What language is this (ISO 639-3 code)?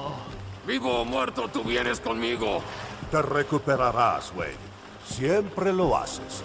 spa